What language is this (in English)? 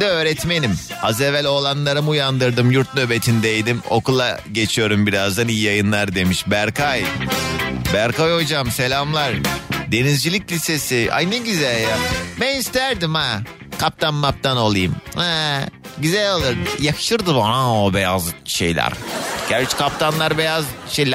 Turkish